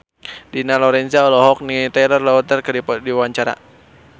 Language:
Sundanese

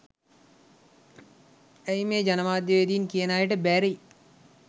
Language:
Sinhala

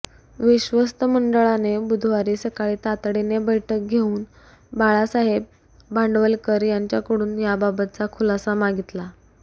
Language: Marathi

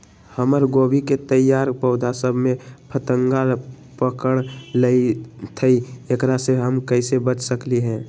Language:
Magahi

